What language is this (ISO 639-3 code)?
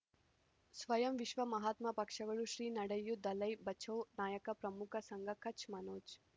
kan